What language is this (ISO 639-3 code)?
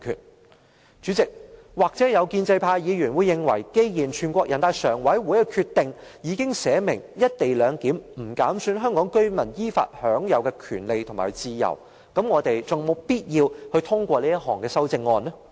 yue